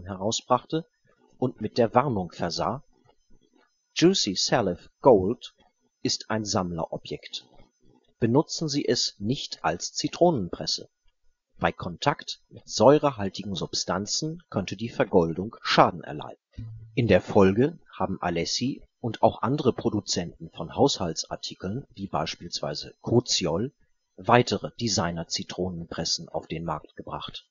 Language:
German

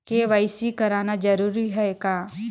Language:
Chhattisgarhi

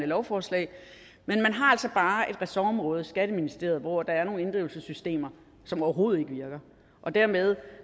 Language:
Danish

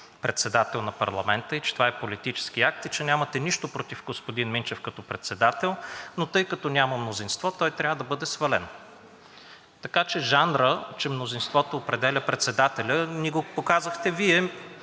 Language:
Bulgarian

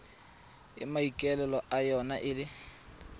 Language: Tswana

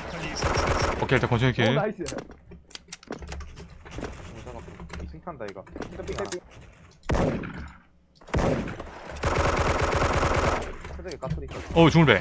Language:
Korean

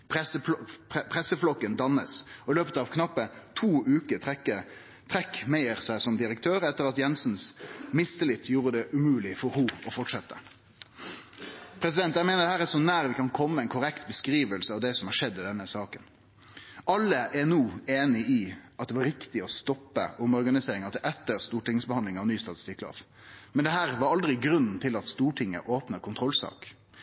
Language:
Norwegian Nynorsk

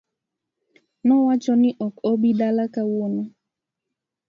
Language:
Luo (Kenya and Tanzania)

